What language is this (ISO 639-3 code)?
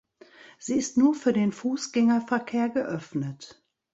deu